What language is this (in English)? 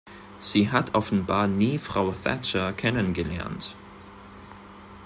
German